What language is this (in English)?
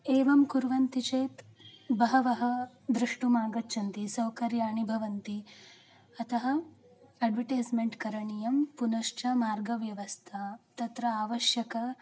Sanskrit